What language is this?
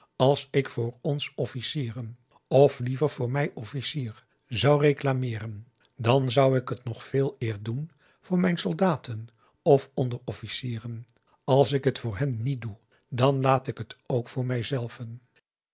Dutch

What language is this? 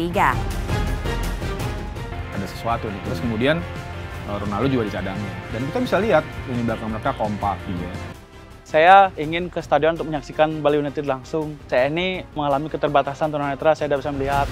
Indonesian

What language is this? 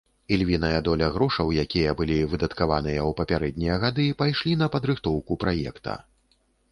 Belarusian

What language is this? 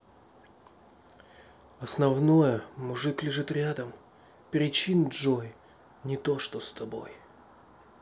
Russian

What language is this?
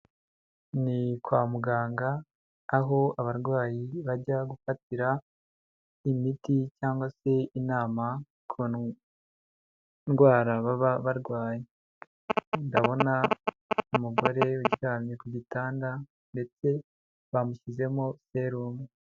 Kinyarwanda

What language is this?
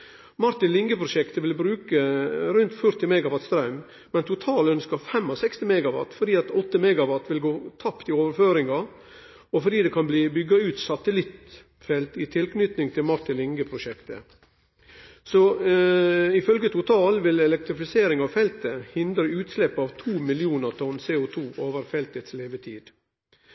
Norwegian Nynorsk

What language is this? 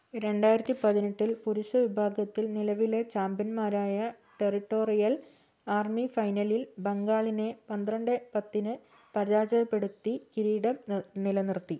Malayalam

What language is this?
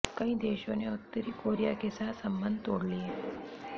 Hindi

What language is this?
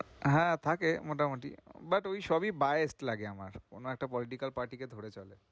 Bangla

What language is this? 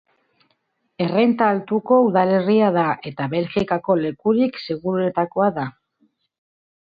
Basque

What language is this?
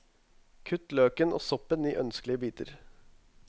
Norwegian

